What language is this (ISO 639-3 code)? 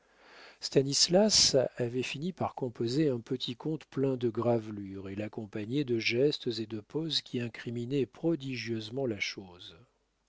fra